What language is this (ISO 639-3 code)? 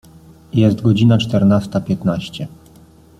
pol